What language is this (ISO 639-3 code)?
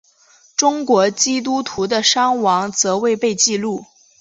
zho